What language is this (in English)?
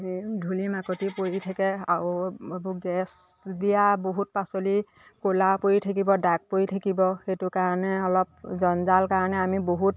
Assamese